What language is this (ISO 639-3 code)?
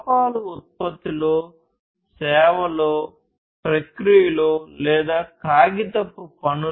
tel